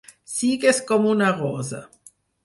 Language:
Catalan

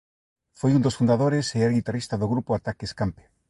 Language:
Galician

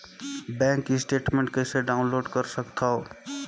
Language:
Chhattisgarhi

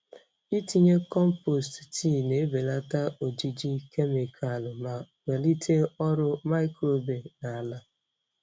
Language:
Igbo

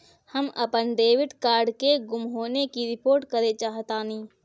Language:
Bhojpuri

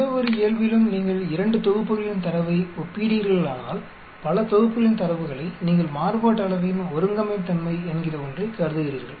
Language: Tamil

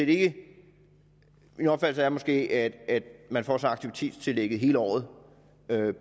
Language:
Danish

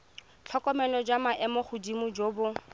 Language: Tswana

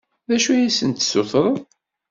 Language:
Kabyle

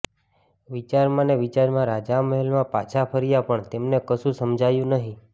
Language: Gujarati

